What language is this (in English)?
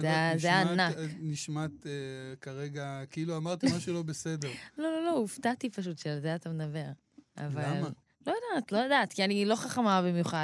Hebrew